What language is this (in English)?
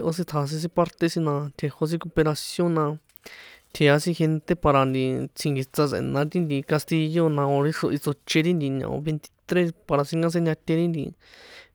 San Juan Atzingo Popoloca